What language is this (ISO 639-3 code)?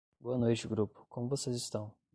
por